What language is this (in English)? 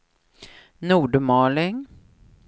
Swedish